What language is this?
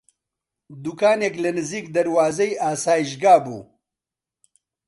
Central Kurdish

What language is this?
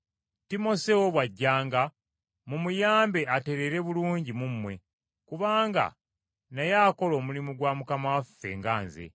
Ganda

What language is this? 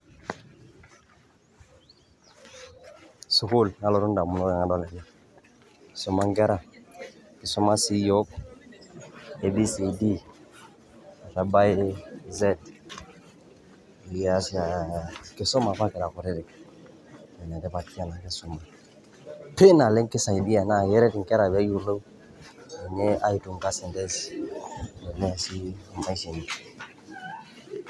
Masai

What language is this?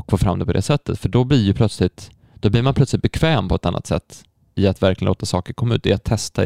Swedish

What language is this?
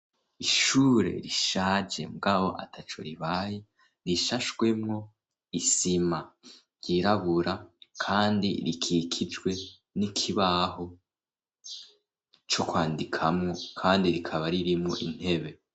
Rundi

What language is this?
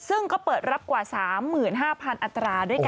Thai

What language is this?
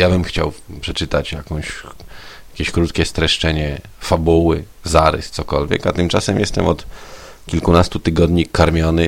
Polish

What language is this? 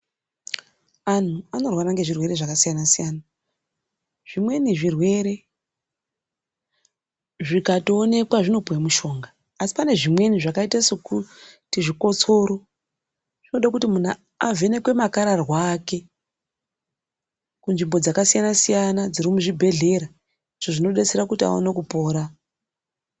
Ndau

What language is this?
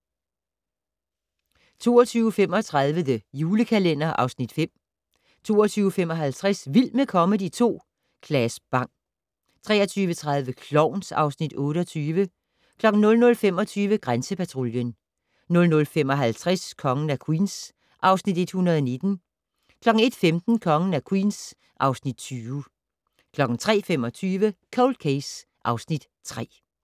Danish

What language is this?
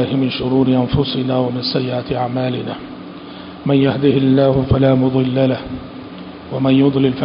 Arabic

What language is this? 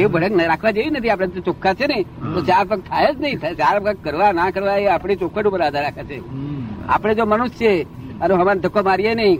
Gujarati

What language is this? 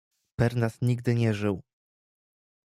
Polish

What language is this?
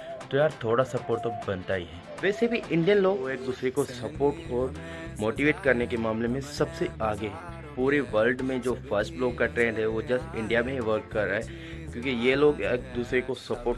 Hindi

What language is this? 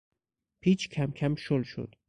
Persian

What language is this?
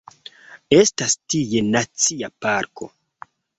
Esperanto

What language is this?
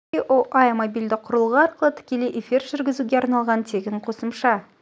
Kazakh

